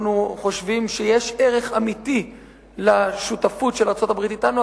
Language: Hebrew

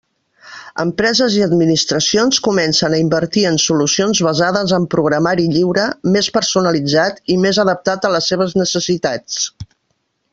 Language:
Catalan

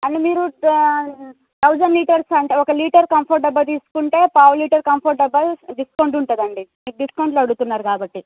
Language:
Telugu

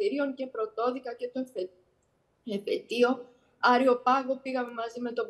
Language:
Greek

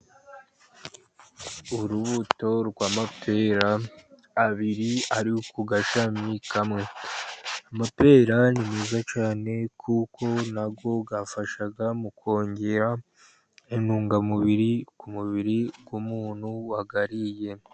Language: Kinyarwanda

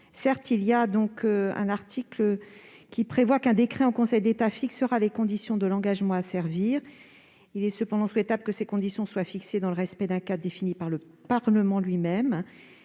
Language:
French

